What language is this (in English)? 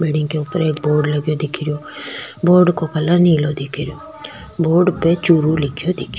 Rajasthani